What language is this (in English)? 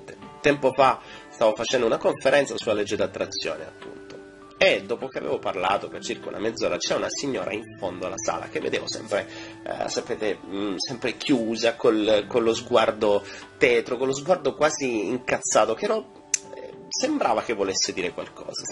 Italian